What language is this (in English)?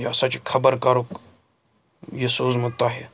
Kashmiri